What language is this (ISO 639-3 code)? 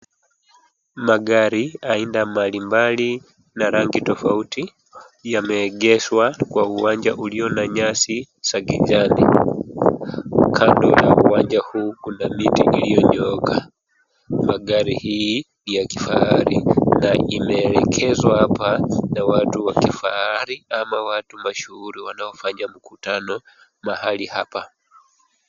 swa